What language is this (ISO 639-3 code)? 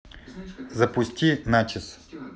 rus